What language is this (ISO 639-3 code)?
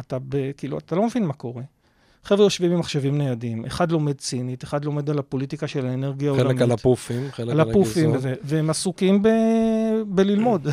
heb